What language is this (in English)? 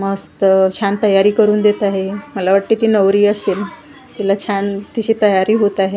Marathi